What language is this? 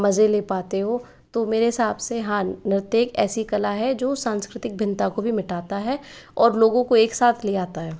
Hindi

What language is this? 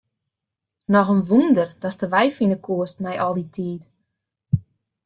Western Frisian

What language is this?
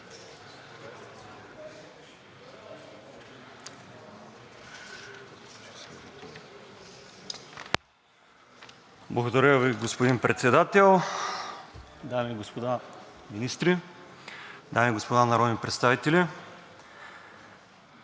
Bulgarian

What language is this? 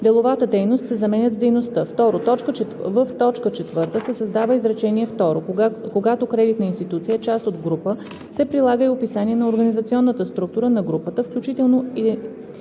Bulgarian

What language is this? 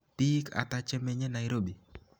Kalenjin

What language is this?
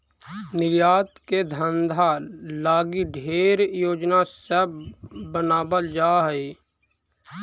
Magahi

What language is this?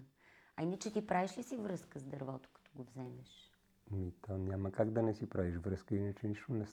Bulgarian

